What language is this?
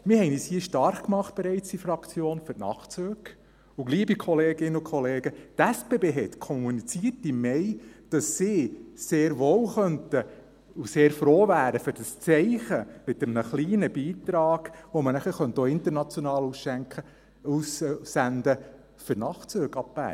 Swiss German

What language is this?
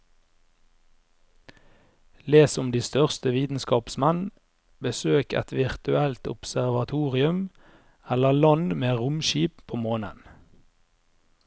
Norwegian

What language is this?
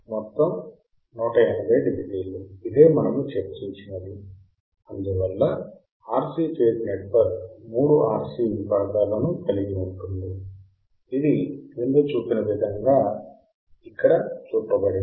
Telugu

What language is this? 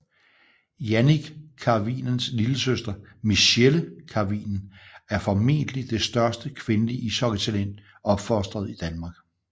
Danish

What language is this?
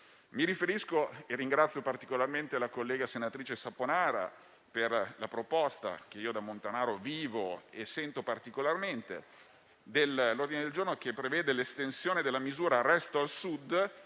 Italian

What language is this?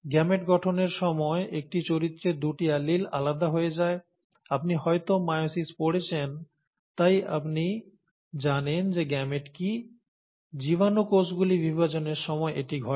Bangla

